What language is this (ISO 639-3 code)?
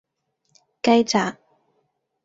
yue